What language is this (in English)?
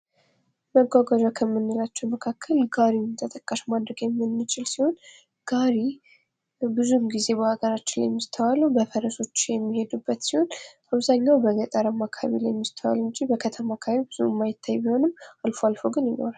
Amharic